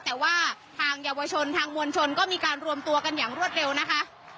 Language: Thai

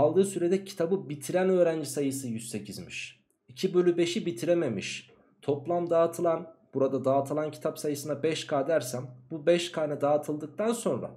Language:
Turkish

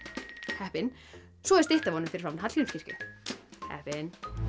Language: Icelandic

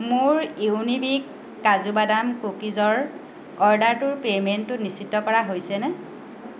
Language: Assamese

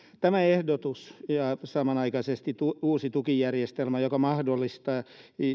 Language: Finnish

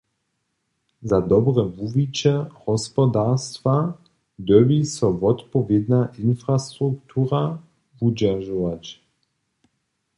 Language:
Upper Sorbian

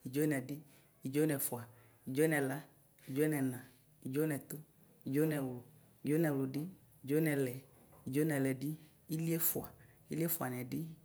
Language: Ikposo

